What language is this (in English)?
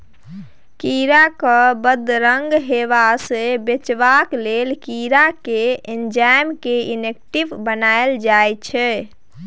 Maithili